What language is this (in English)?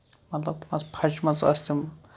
Kashmiri